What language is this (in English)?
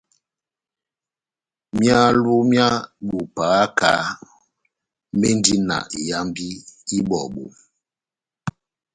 Batanga